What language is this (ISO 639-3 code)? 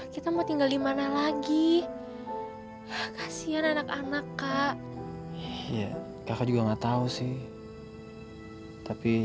ind